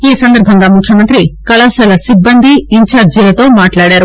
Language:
Telugu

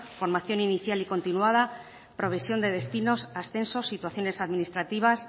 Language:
Spanish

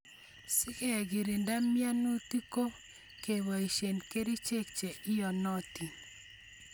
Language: Kalenjin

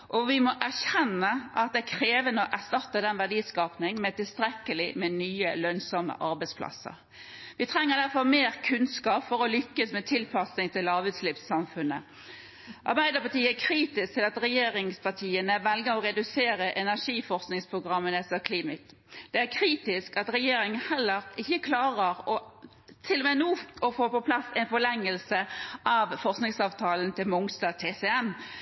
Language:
Norwegian Bokmål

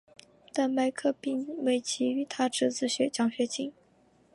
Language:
Chinese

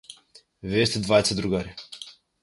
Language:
Macedonian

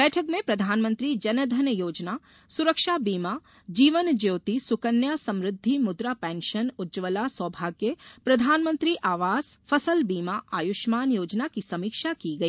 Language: Hindi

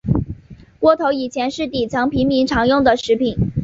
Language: Chinese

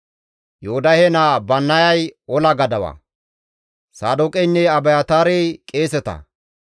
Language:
Gamo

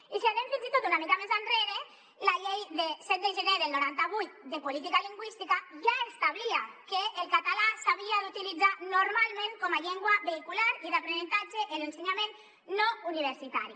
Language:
Catalan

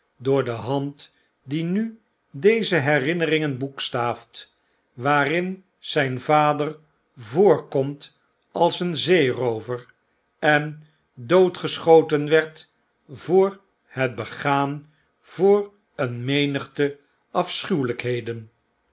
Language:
Dutch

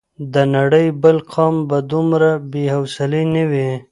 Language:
Pashto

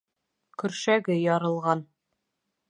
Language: Bashkir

